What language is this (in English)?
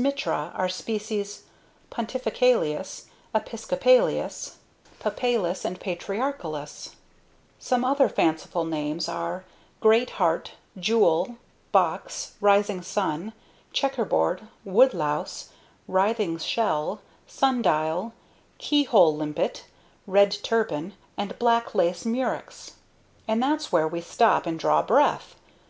English